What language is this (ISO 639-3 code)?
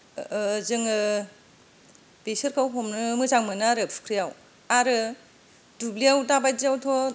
brx